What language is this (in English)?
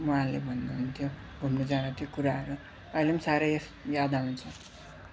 Nepali